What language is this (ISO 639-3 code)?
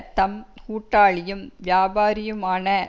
tam